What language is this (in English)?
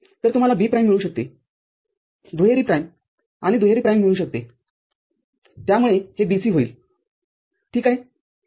Marathi